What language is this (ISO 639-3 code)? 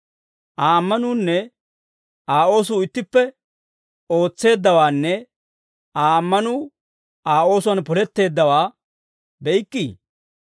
dwr